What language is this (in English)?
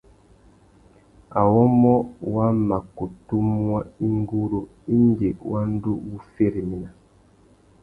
Tuki